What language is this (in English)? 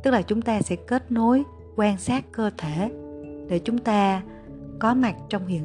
Vietnamese